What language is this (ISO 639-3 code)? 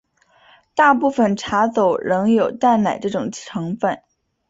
zho